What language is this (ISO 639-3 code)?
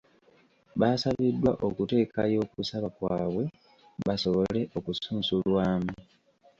lug